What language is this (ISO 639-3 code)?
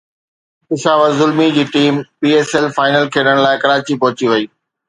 snd